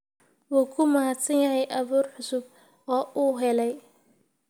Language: Somali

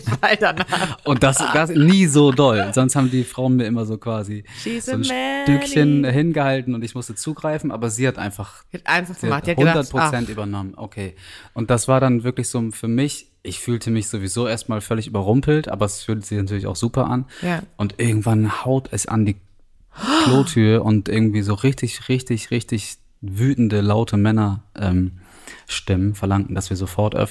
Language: German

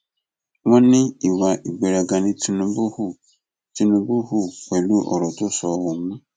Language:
Yoruba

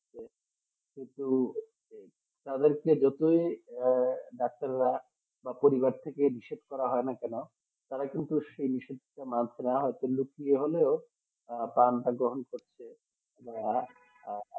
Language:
Bangla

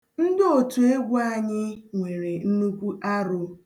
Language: Igbo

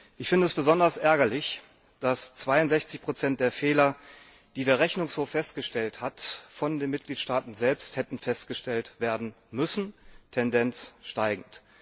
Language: German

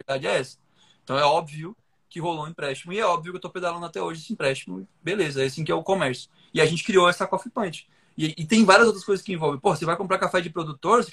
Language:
Portuguese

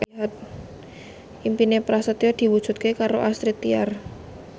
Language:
Javanese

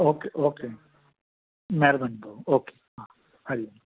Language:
Sindhi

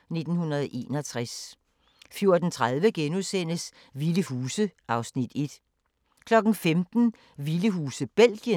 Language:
Danish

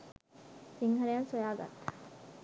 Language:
Sinhala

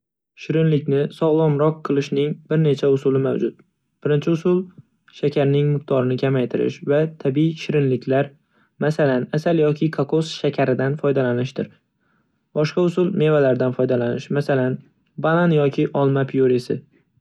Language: Uzbek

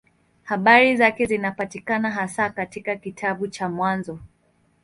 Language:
Swahili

